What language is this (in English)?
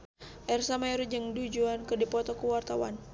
Sundanese